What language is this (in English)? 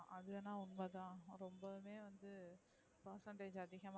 Tamil